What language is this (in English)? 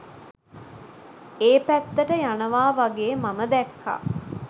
Sinhala